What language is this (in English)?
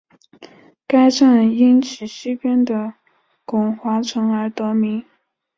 Chinese